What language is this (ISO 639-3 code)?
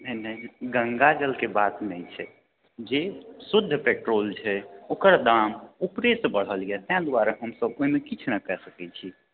mai